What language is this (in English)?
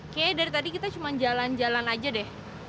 Indonesian